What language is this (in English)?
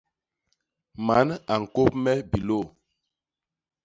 Basaa